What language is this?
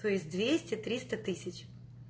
Russian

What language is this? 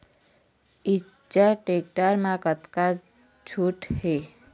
Chhattisgarhi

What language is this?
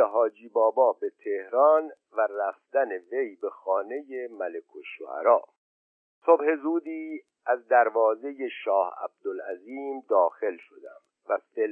Persian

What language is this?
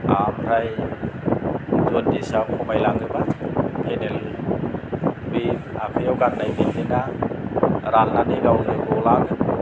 Bodo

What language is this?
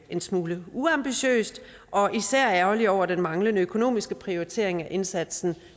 Danish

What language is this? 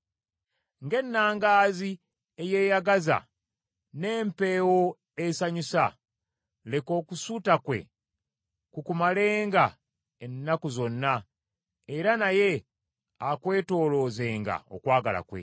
Ganda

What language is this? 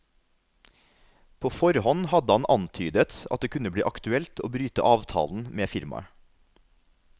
Norwegian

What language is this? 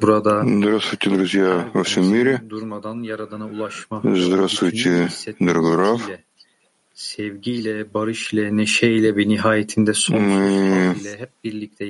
Russian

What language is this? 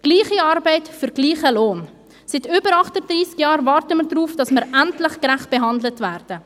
Swiss German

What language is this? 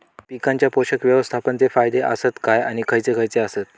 Marathi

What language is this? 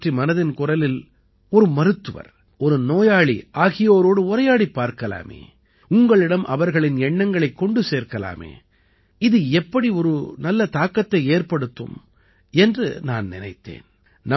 Tamil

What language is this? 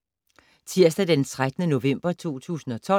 Danish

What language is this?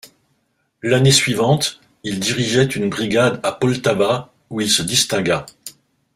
French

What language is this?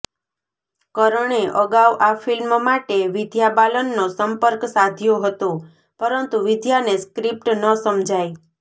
Gujarati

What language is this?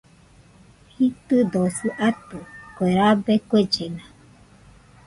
Nüpode Huitoto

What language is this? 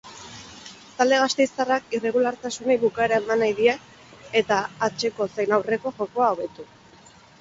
Basque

